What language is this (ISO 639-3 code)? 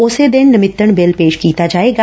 pan